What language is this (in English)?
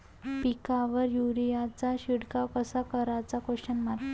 Marathi